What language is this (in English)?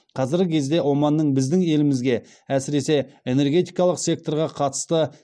Kazakh